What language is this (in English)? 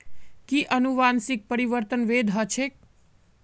Magahi